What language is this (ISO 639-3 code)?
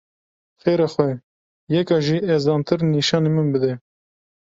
kur